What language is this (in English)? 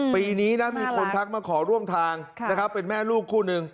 Thai